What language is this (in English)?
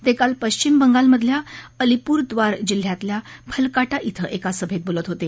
Marathi